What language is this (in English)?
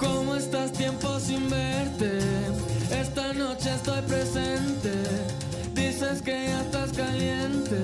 Spanish